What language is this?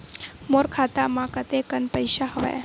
Chhattisgarhi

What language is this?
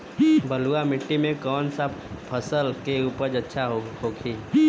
Bhojpuri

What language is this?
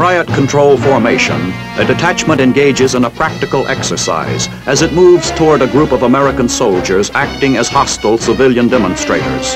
English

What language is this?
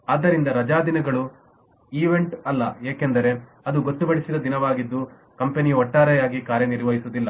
Kannada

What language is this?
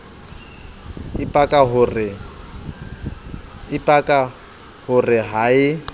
Southern Sotho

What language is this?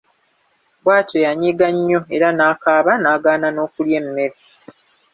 Ganda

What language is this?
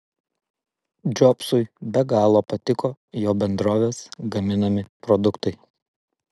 Lithuanian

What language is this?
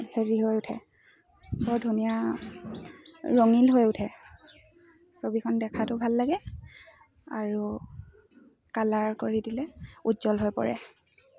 Assamese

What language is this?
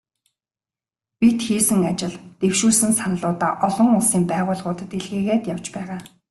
Mongolian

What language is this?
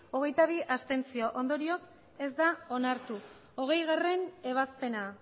Basque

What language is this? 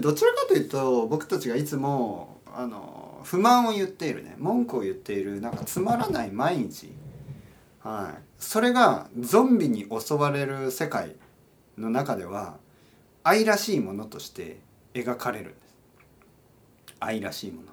Japanese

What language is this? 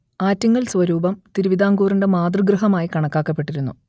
Malayalam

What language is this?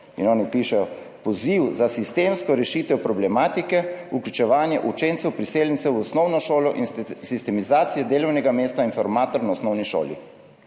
Slovenian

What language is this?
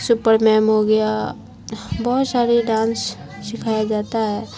Urdu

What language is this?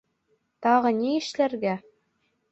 Bashkir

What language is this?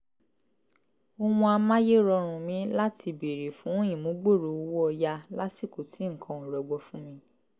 Yoruba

